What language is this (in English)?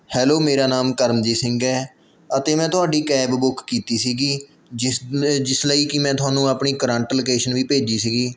Punjabi